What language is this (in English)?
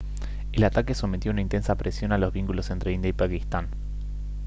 Spanish